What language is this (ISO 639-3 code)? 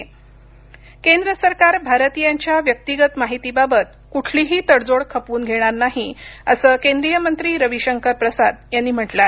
mar